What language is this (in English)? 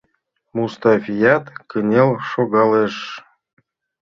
Mari